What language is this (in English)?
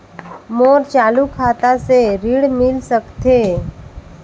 Chhattisgarhi